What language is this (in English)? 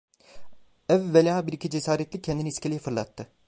Turkish